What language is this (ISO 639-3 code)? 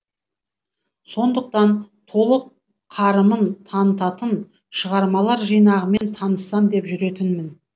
kaz